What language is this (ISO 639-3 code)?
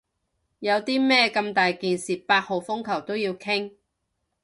yue